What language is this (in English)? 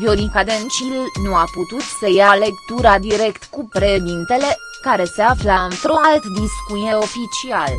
Romanian